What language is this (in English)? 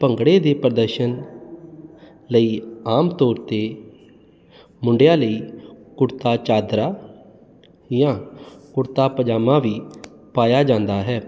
Punjabi